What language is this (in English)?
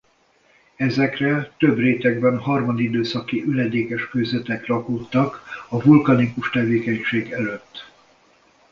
Hungarian